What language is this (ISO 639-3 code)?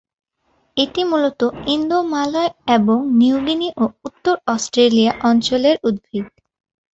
ben